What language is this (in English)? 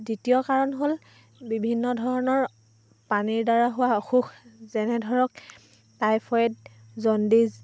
Assamese